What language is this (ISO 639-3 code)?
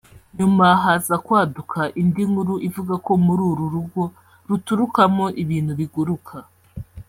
kin